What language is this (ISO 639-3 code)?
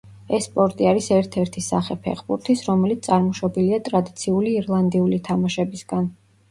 kat